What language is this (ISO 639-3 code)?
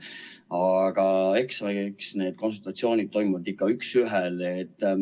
est